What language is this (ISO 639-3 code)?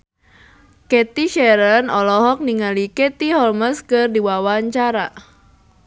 sun